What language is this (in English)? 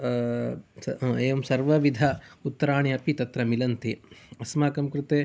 Sanskrit